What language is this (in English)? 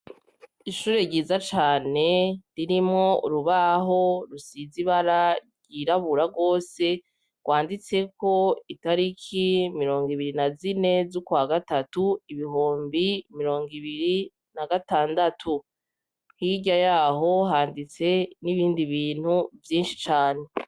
Rundi